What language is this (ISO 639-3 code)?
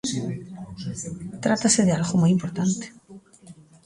glg